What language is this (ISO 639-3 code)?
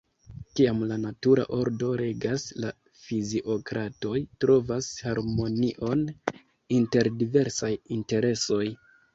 epo